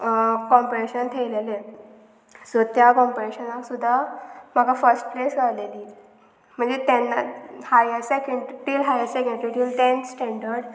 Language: Konkani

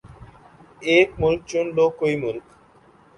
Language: Urdu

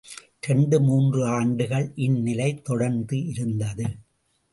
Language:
Tamil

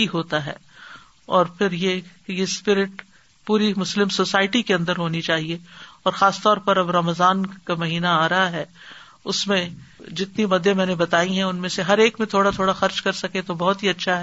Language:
Urdu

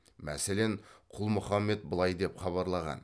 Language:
Kazakh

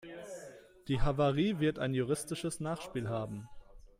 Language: German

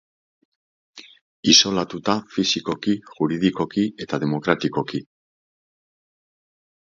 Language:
Basque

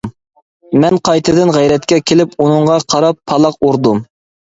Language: Uyghur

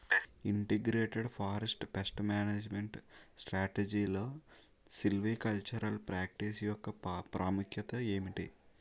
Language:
Telugu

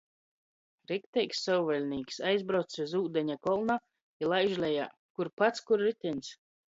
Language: Latgalian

